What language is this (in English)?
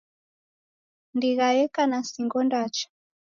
Taita